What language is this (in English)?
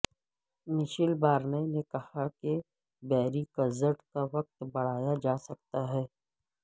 Urdu